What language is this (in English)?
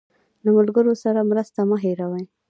Pashto